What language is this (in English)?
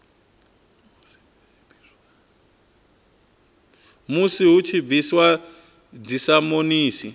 Venda